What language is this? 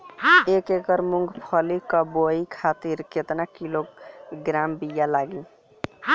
Bhojpuri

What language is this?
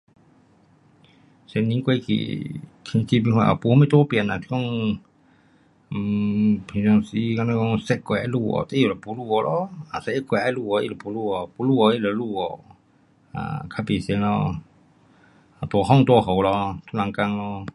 Pu-Xian Chinese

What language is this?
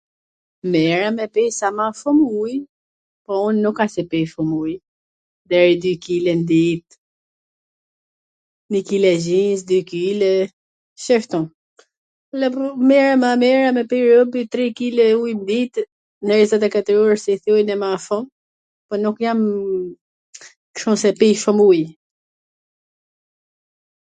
Gheg Albanian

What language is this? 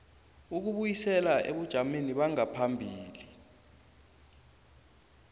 South Ndebele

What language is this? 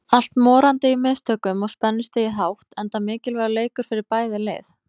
Icelandic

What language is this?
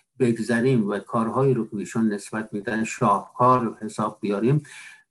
Persian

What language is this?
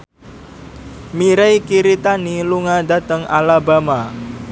Javanese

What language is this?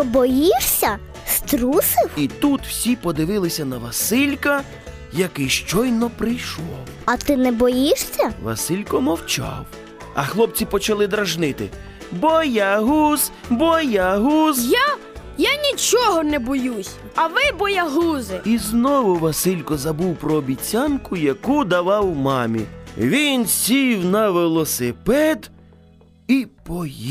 Ukrainian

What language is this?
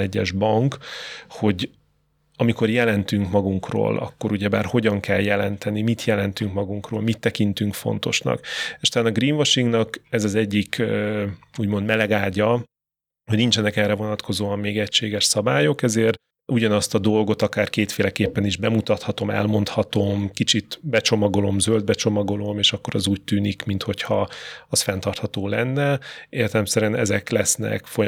Hungarian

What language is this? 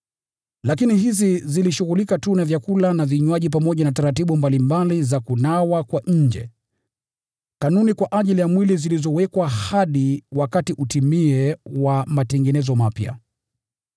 Swahili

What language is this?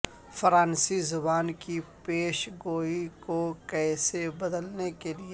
Urdu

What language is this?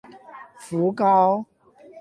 Chinese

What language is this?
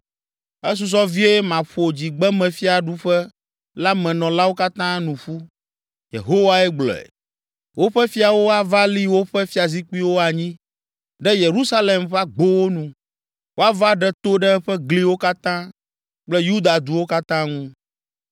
Ewe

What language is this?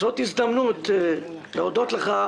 Hebrew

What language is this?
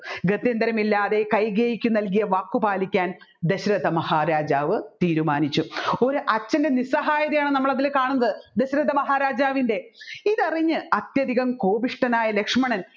Malayalam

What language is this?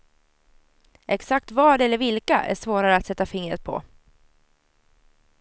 Swedish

